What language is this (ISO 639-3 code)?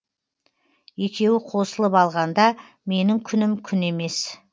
kaz